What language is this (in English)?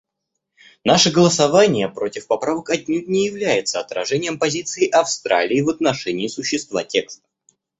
Russian